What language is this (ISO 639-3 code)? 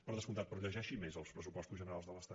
cat